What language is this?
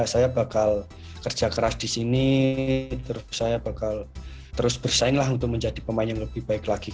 Indonesian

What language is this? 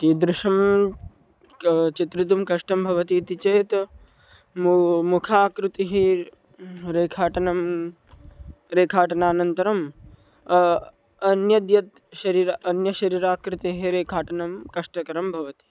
Sanskrit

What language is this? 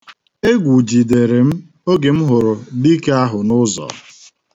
Igbo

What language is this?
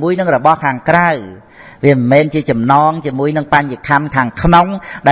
Vietnamese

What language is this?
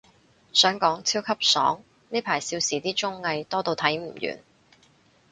Cantonese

